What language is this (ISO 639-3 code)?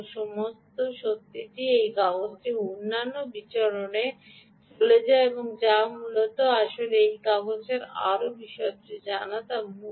ben